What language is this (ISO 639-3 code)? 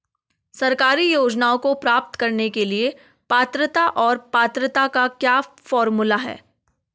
hin